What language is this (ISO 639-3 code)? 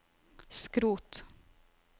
nor